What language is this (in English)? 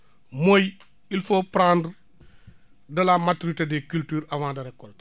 Wolof